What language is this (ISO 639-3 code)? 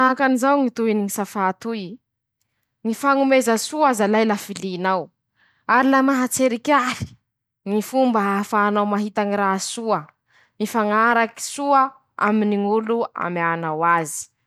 msh